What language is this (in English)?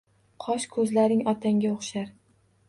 Uzbek